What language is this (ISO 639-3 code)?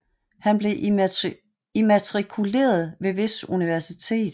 dan